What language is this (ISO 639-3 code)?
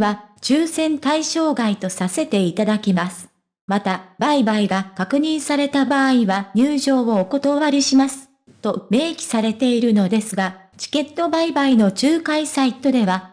jpn